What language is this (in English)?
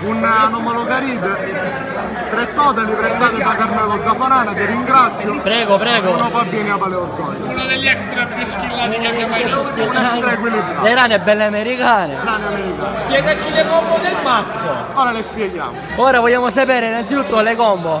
Italian